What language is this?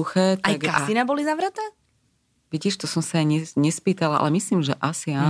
Slovak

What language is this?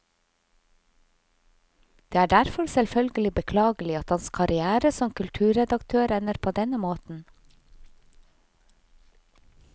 Norwegian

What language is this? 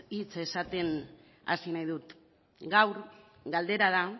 Basque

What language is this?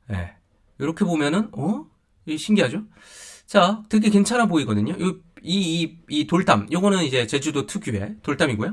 Korean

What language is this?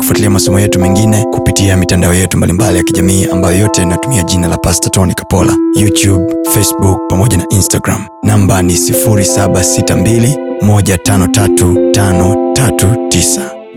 Swahili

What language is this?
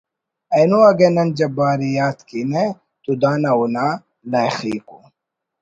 Brahui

